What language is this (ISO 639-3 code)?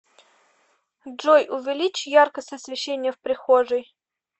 rus